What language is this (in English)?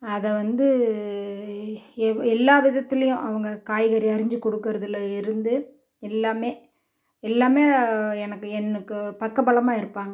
Tamil